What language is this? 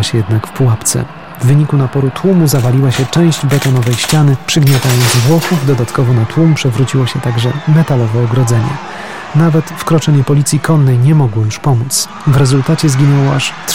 Polish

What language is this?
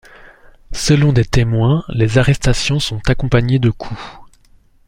French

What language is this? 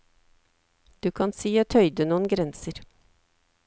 Norwegian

